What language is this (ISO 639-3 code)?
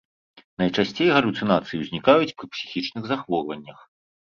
bel